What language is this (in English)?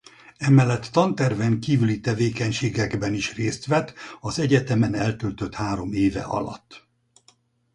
Hungarian